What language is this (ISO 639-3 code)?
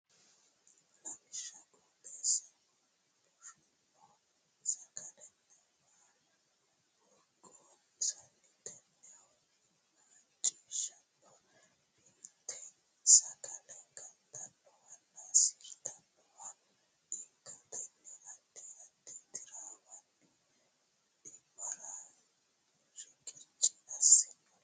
sid